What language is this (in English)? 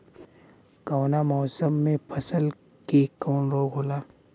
Bhojpuri